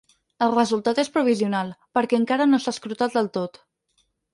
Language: Catalan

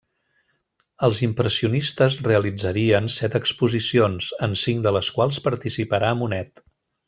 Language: Catalan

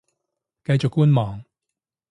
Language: Cantonese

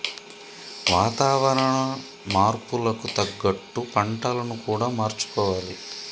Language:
Telugu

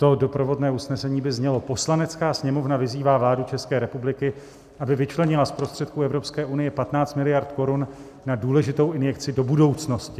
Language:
Czech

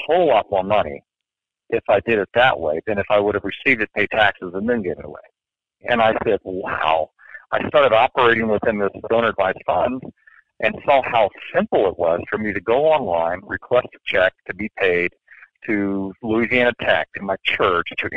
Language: English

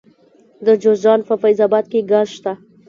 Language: Pashto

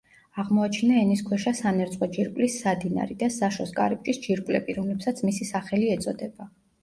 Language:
Georgian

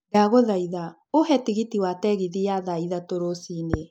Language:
Kikuyu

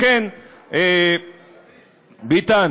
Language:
Hebrew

